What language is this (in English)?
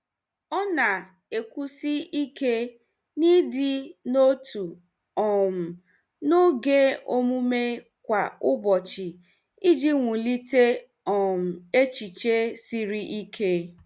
Igbo